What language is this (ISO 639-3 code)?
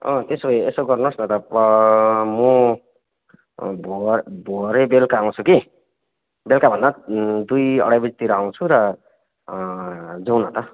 nep